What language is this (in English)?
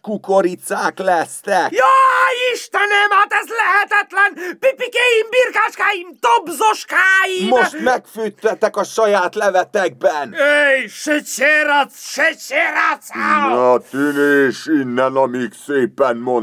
Hungarian